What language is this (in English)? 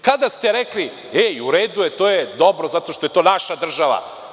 Serbian